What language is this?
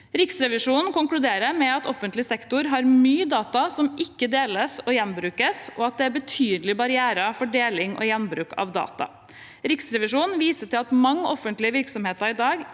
Norwegian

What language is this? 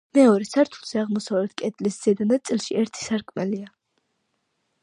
Georgian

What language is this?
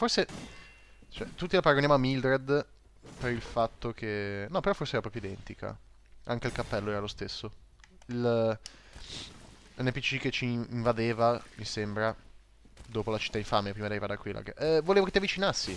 Italian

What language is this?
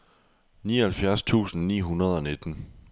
Danish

